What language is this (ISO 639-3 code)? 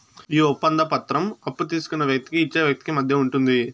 tel